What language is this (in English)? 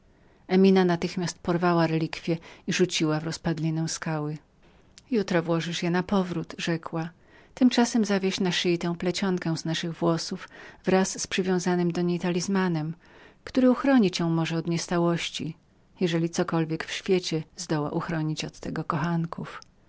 Polish